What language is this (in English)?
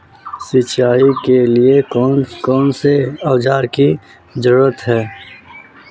Magahi